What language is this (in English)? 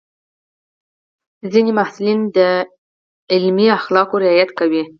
Pashto